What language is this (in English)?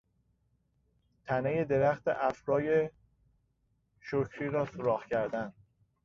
Persian